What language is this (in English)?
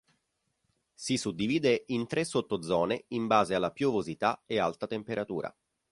Italian